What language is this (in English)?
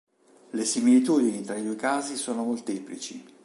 Italian